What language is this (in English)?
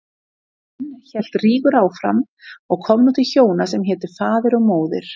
Icelandic